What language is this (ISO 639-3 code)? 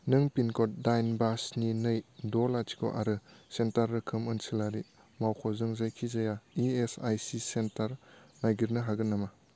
brx